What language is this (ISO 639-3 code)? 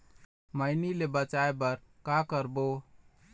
hne